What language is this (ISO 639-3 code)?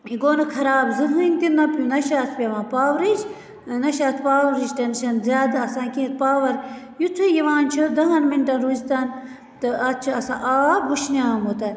kas